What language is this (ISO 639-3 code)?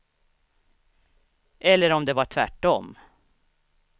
swe